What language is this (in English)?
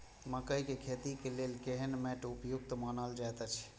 Maithili